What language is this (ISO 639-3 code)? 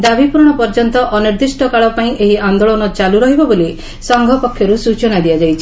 ori